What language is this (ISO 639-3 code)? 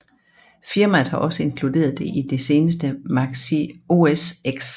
dan